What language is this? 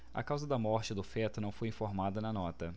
Portuguese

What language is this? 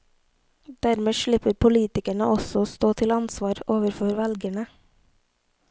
Norwegian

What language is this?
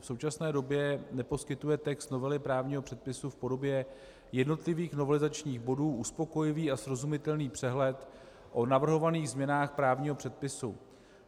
Czech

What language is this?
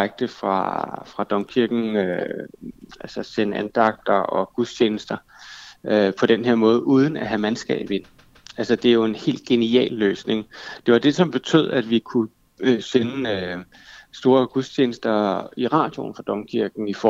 Danish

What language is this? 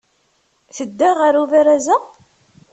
Kabyle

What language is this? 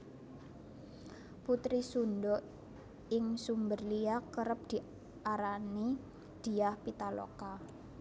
Javanese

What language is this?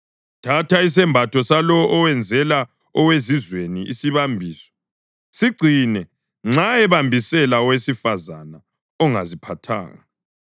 North Ndebele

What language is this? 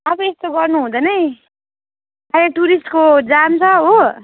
Nepali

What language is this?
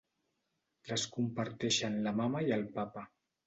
Catalan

